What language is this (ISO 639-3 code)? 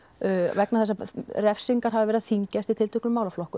isl